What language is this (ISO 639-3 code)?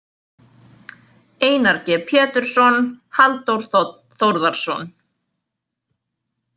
isl